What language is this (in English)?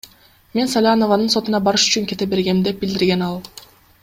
Kyrgyz